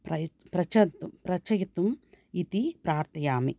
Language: Sanskrit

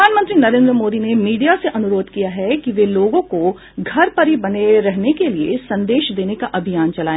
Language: Hindi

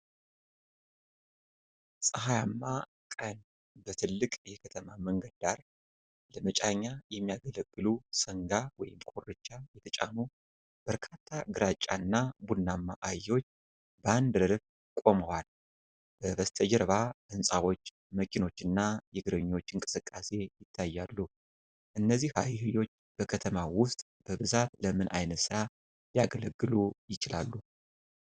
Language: Amharic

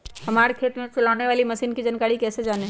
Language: Magahi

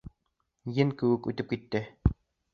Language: Bashkir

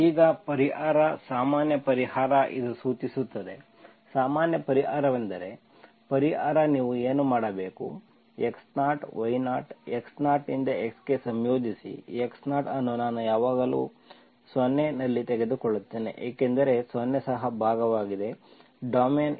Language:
Kannada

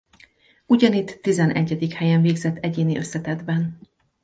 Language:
Hungarian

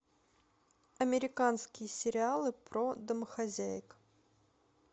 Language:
Russian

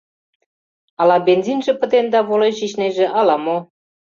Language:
Mari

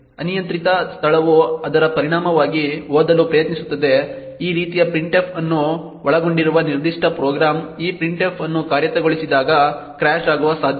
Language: Kannada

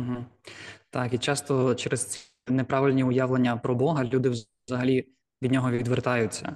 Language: Ukrainian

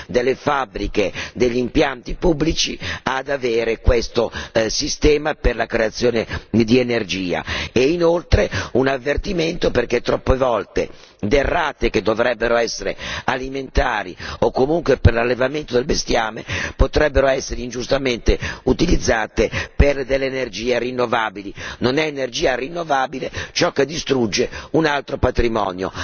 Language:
Italian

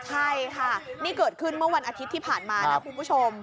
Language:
Thai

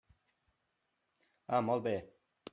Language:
Catalan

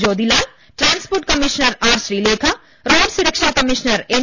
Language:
Malayalam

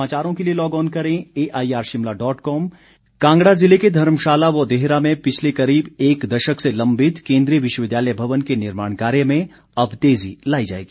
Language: Hindi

